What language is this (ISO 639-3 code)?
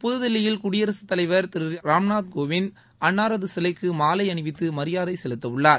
tam